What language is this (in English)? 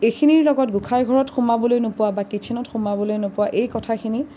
Assamese